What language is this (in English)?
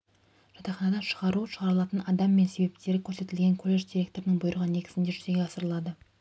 Kazakh